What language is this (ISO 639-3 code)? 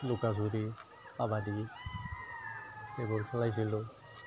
asm